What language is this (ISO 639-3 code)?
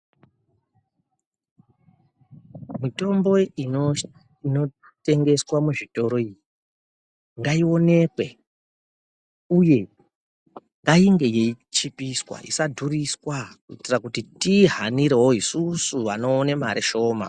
ndc